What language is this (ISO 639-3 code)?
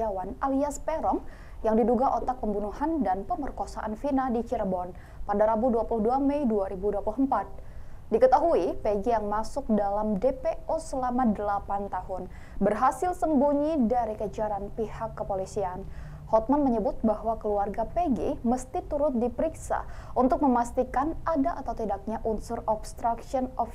ind